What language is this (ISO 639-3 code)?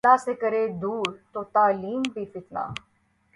urd